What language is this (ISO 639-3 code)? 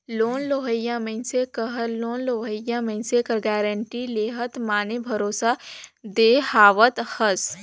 hne